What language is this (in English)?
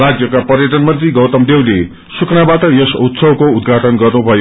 Nepali